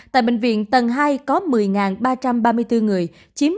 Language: Vietnamese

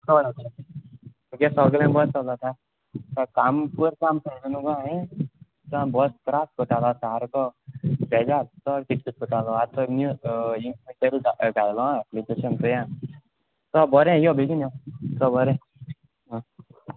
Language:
Konkani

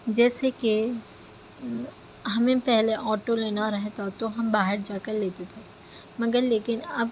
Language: Urdu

